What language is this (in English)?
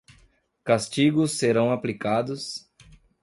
Portuguese